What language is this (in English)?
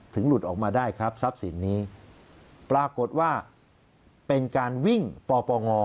Thai